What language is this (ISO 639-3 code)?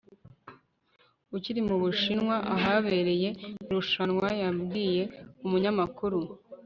kin